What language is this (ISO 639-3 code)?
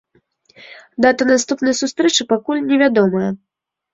bel